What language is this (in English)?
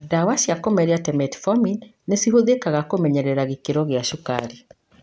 Kikuyu